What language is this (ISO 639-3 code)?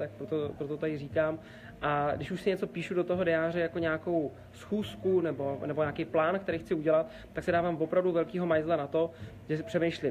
ces